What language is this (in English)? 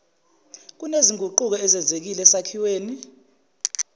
Zulu